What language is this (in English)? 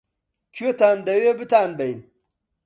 Central Kurdish